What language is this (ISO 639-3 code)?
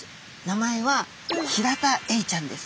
jpn